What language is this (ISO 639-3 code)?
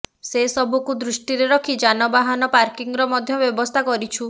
ori